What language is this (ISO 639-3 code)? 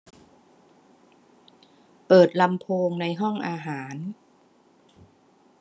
tha